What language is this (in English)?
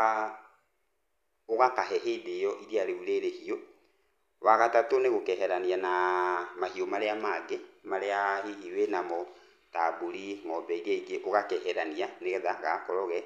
Kikuyu